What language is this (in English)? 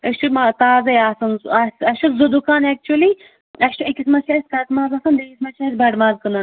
Kashmiri